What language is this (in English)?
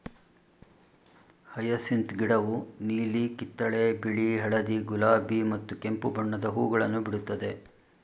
Kannada